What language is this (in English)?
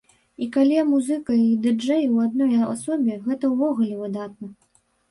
Belarusian